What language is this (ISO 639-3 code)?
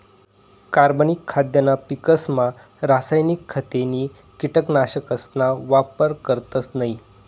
mar